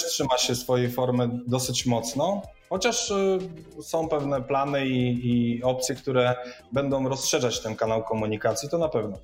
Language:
Polish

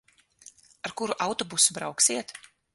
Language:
Latvian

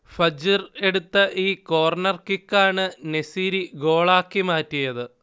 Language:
Malayalam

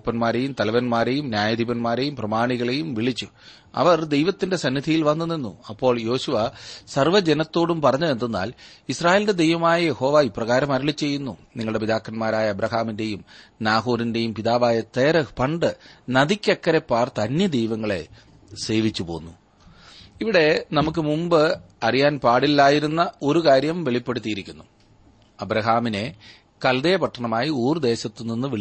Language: Malayalam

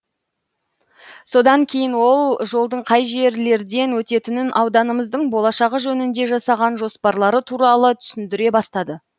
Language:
Kazakh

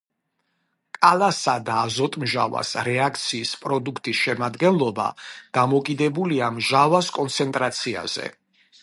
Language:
Georgian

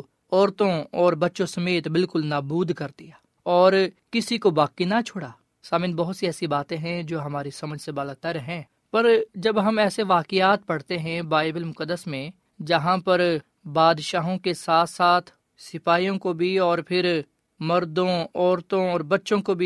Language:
Urdu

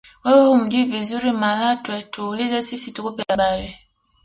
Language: Swahili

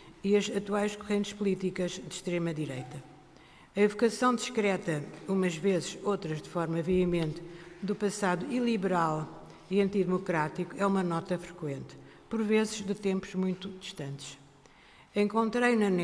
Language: Portuguese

